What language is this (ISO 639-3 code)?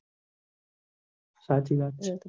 guj